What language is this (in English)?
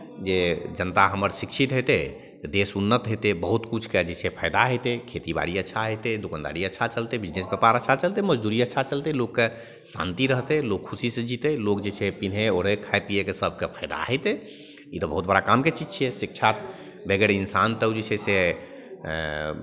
Maithili